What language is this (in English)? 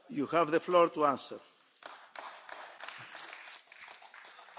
Hungarian